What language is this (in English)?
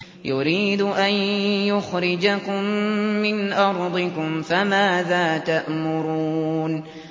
Arabic